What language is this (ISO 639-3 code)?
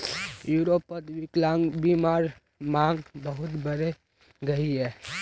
mag